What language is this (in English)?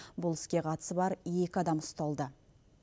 Kazakh